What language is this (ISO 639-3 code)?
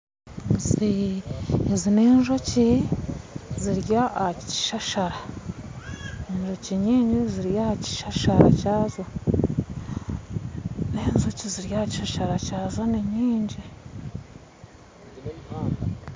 nyn